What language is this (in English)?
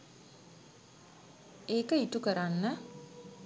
Sinhala